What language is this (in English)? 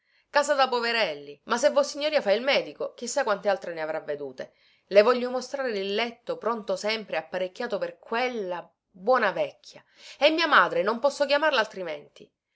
Italian